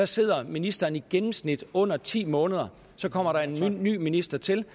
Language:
Danish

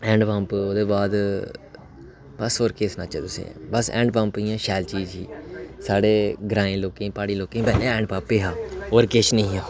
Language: Dogri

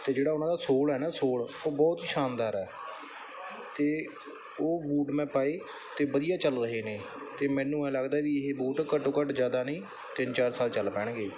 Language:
Punjabi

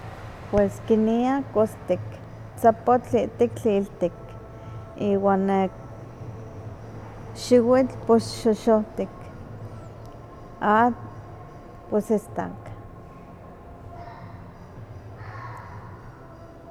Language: Huaxcaleca Nahuatl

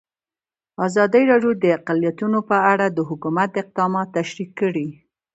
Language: Pashto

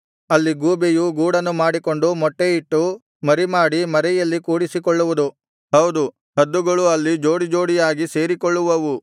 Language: Kannada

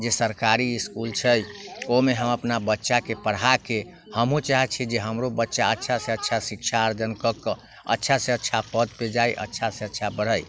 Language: Maithili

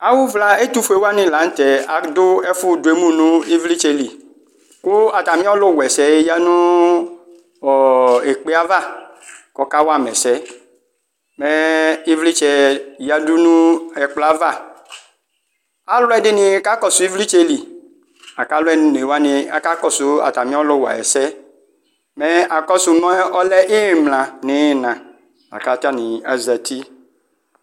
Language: Ikposo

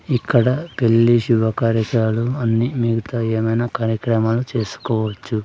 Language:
Telugu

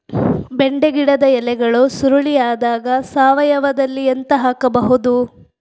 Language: Kannada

